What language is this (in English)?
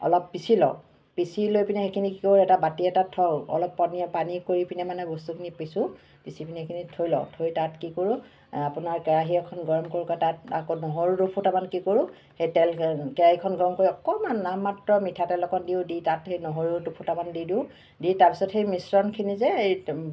Assamese